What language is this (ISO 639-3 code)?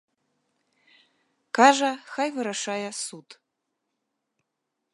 bel